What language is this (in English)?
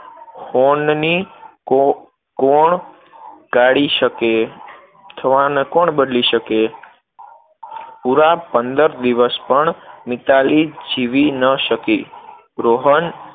Gujarati